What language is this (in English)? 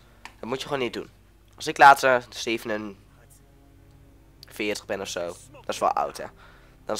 Dutch